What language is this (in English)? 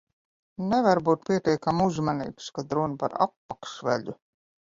Latvian